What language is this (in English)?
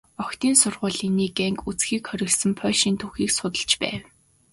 Mongolian